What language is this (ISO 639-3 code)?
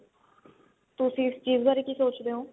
pan